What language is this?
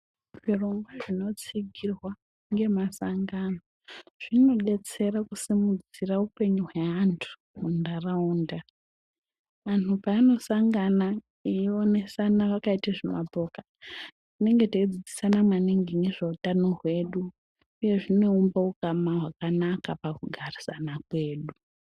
Ndau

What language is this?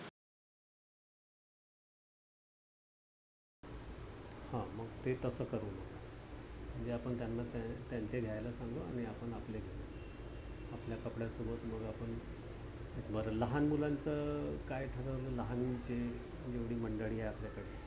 Marathi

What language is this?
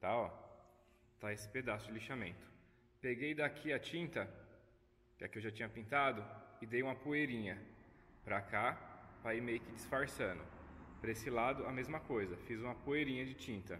Portuguese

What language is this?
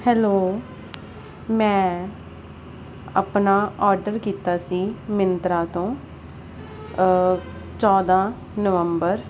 Punjabi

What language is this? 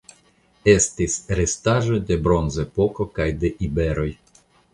Esperanto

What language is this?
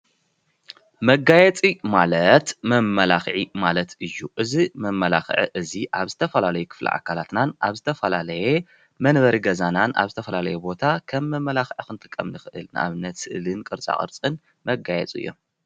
Tigrinya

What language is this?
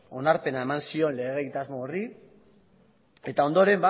Basque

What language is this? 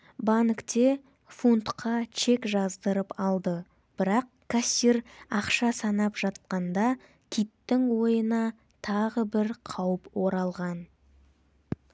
Kazakh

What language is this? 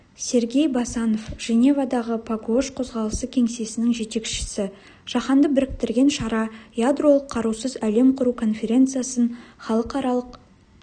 Kazakh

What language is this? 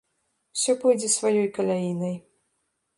Belarusian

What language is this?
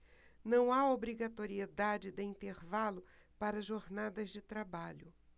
Portuguese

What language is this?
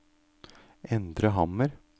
Norwegian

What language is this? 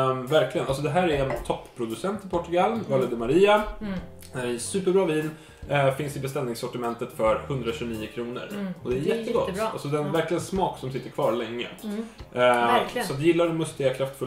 Swedish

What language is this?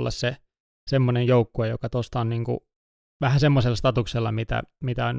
Finnish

